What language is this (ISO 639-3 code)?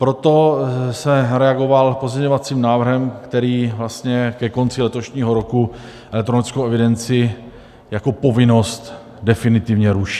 ces